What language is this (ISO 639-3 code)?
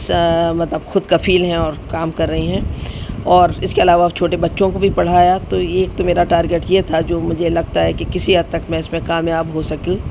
urd